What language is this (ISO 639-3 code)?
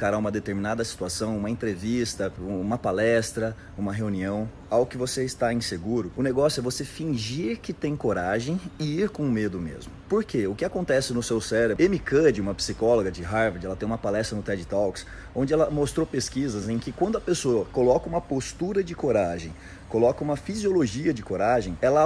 por